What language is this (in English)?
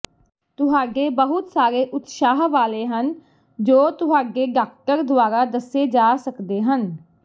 Punjabi